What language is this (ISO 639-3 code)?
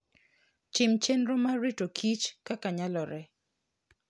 luo